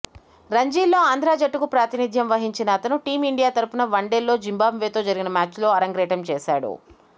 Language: Telugu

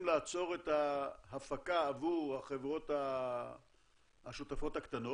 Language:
Hebrew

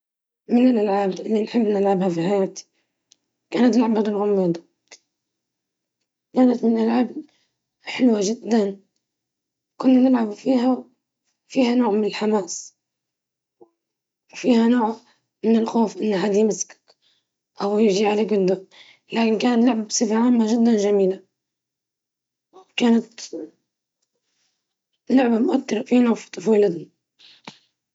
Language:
Libyan Arabic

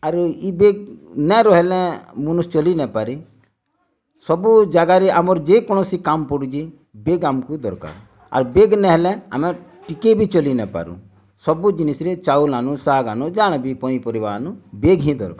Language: Odia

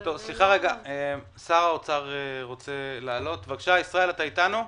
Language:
Hebrew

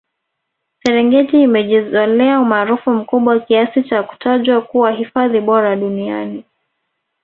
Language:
Swahili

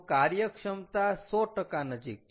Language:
Gujarati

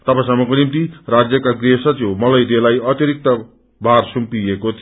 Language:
Nepali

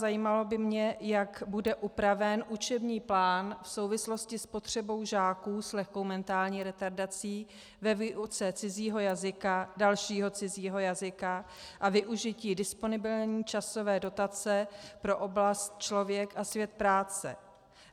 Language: Czech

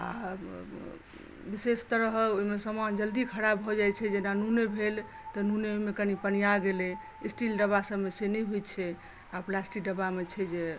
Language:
Maithili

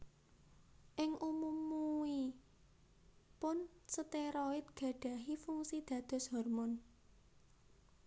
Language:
Javanese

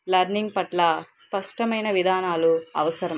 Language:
Telugu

